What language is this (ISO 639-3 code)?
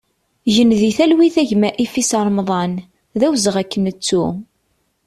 kab